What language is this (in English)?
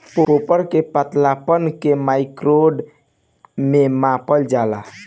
Bhojpuri